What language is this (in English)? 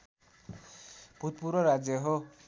Nepali